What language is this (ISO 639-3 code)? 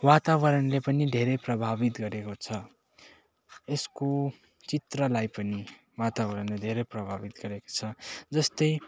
nep